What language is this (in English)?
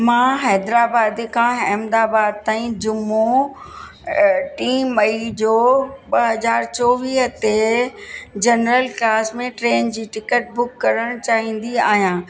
Sindhi